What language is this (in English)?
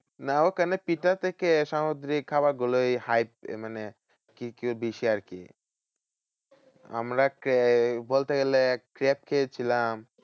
Bangla